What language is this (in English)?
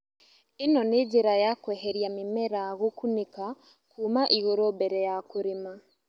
Kikuyu